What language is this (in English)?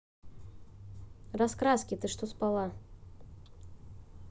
Russian